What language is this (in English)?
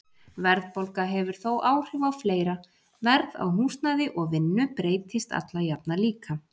Icelandic